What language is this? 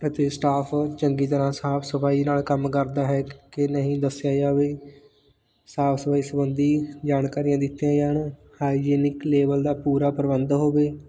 Punjabi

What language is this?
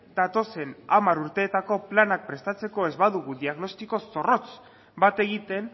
Basque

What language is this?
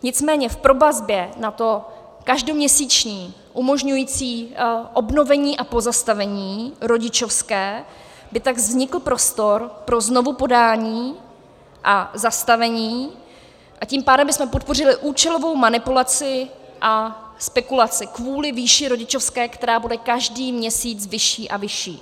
Czech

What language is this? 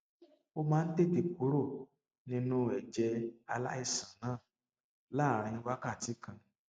Yoruba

